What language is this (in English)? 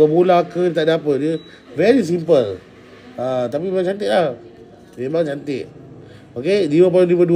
Malay